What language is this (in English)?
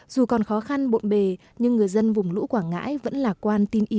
Vietnamese